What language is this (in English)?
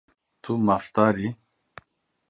Kurdish